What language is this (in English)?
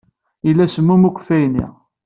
Kabyle